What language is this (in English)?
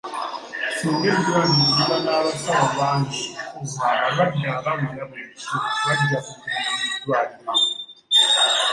Ganda